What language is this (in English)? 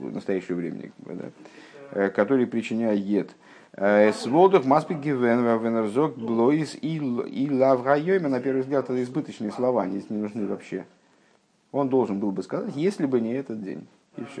Russian